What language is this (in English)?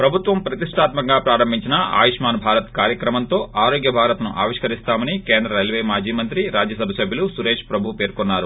Telugu